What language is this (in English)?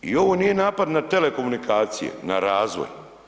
Croatian